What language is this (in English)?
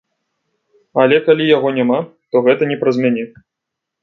Belarusian